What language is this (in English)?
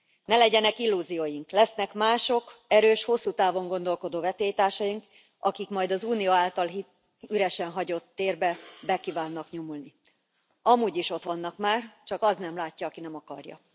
Hungarian